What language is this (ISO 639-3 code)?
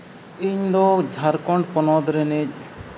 sat